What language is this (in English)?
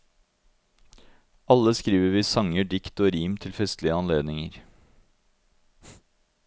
Norwegian